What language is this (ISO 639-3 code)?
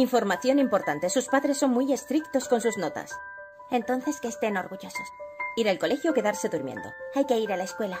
spa